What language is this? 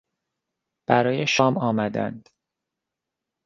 Persian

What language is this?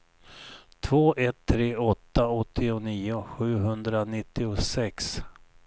Swedish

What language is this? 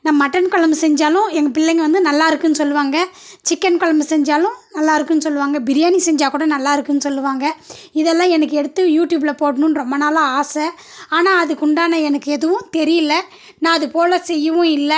Tamil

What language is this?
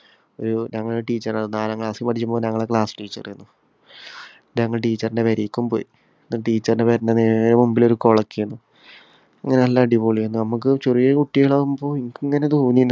Malayalam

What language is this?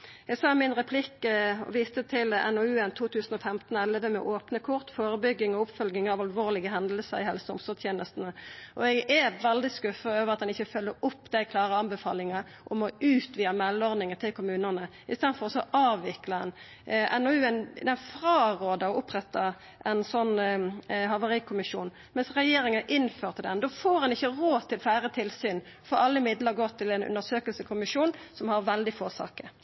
Norwegian Nynorsk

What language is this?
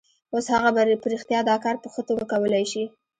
Pashto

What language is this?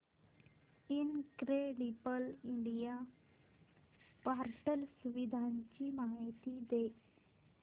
Marathi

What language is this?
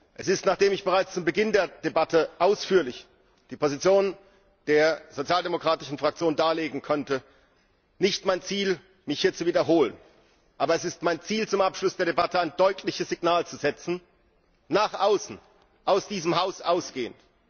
German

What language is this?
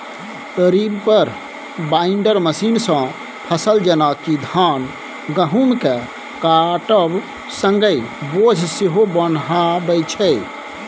Maithili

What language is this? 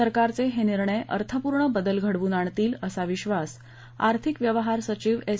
Marathi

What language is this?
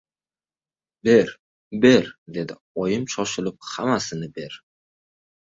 Uzbek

